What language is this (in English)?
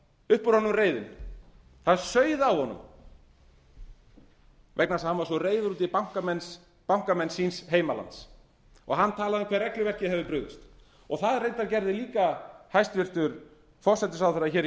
Icelandic